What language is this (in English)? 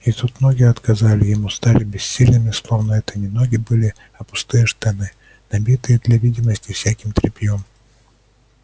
Russian